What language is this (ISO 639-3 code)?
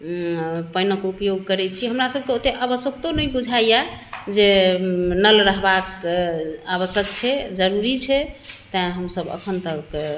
mai